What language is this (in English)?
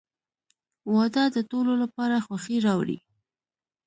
Pashto